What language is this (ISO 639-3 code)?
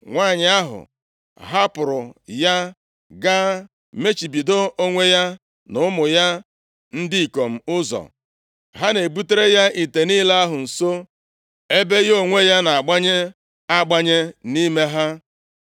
ibo